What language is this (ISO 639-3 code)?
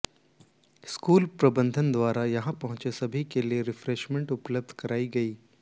hin